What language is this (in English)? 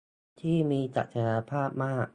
Thai